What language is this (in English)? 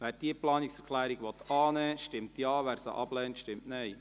Swiss German